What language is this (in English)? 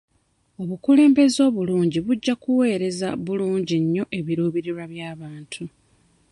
Ganda